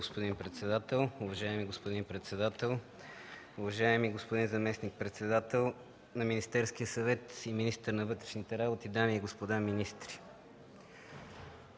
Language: Bulgarian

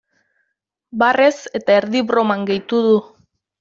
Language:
Basque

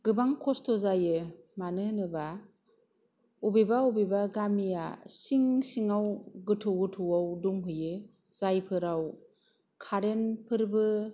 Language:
Bodo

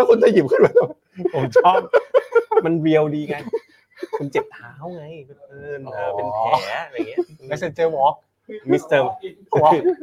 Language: Thai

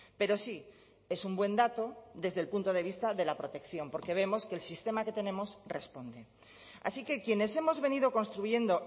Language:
Spanish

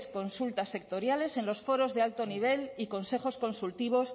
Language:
Spanish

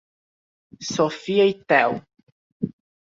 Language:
Portuguese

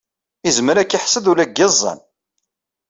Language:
Kabyle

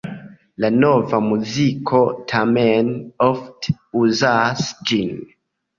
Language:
Esperanto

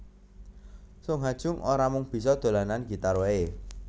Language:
Javanese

